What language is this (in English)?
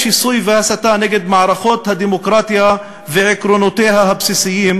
Hebrew